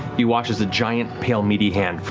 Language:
English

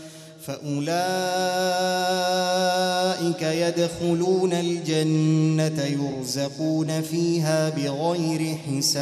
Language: Arabic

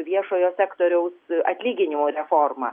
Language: Lithuanian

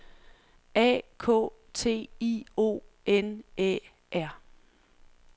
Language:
Danish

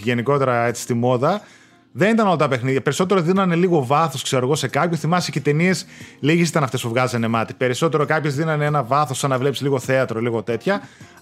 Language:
Greek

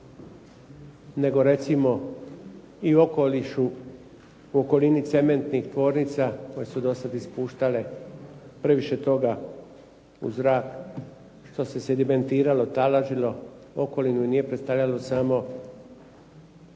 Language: Croatian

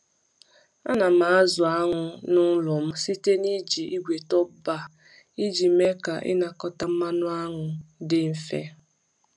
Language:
Igbo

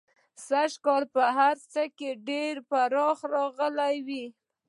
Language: Pashto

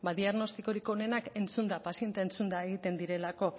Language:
Basque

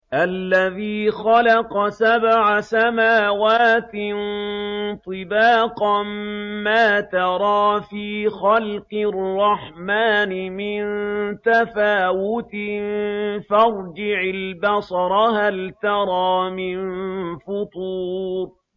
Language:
Arabic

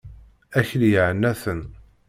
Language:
Kabyle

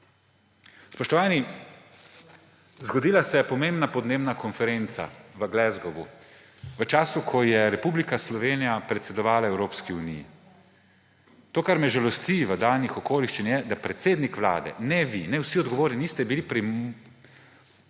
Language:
Slovenian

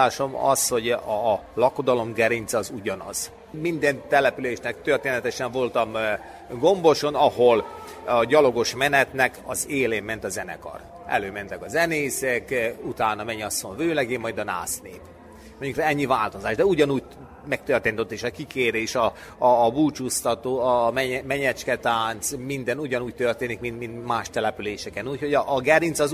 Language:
Hungarian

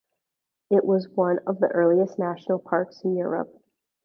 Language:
English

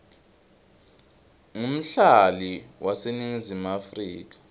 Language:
Swati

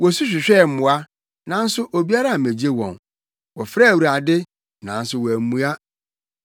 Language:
Akan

